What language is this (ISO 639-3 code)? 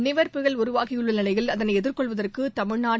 tam